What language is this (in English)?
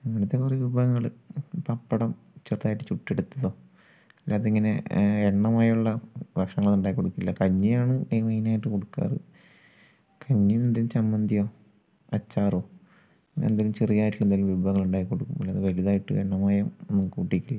Malayalam